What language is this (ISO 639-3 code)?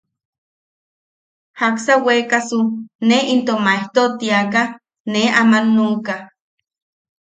yaq